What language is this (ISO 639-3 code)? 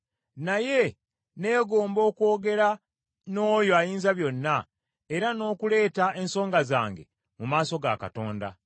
lug